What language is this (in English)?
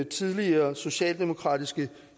Danish